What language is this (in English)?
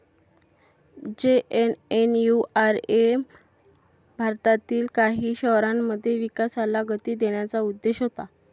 Marathi